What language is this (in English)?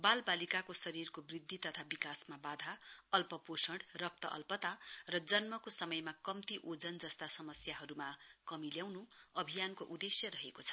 Nepali